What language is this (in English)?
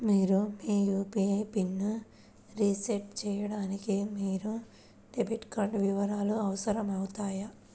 Telugu